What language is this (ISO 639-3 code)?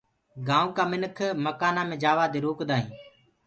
ggg